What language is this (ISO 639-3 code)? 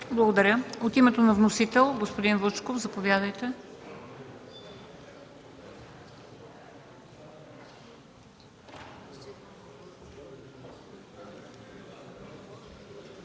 bul